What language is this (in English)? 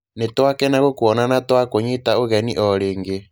Kikuyu